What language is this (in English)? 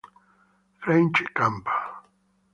Italian